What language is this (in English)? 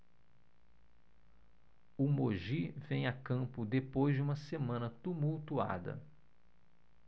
Portuguese